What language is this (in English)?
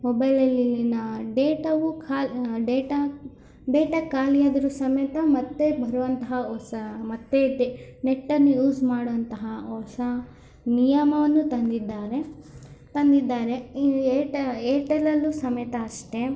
Kannada